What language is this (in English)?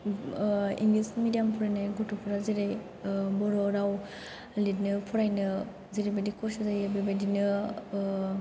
Bodo